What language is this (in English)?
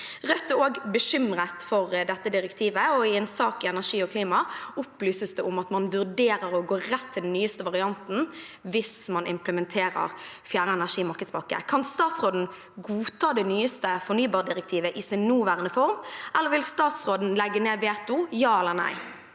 Norwegian